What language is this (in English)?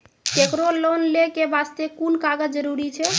Maithili